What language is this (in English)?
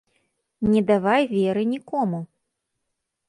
Belarusian